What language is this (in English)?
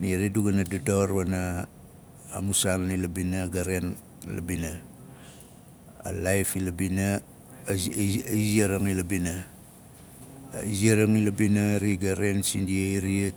Nalik